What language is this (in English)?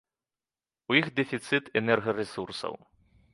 Belarusian